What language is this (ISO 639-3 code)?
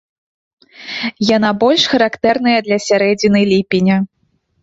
bel